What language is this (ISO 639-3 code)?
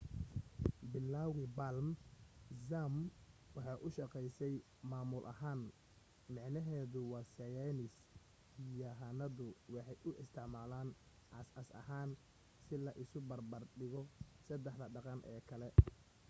som